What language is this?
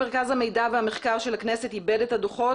Hebrew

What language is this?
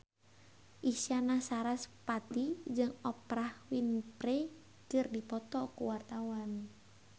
Sundanese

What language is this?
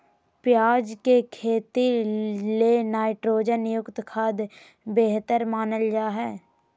Magahi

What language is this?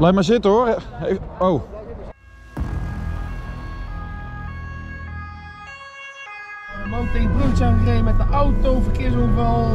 Dutch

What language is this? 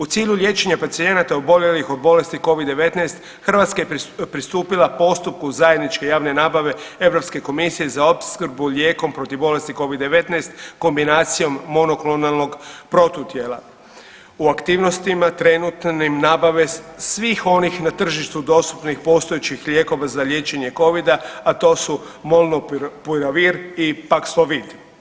Croatian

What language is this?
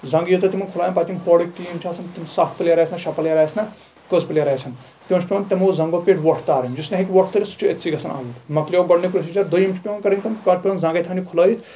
Kashmiri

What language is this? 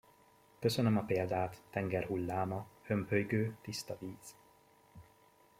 Hungarian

